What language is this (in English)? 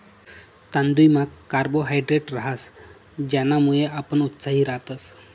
Marathi